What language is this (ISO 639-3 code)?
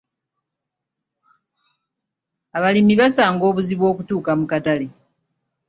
lug